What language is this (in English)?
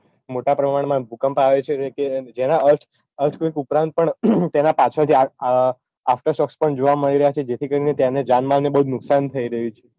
Gujarati